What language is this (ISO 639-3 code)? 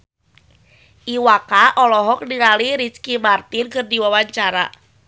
sun